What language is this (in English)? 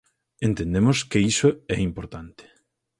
Galician